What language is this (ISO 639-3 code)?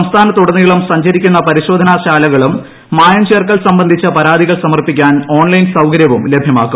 mal